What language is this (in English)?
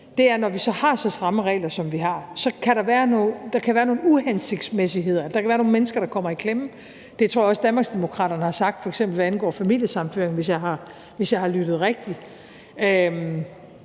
Danish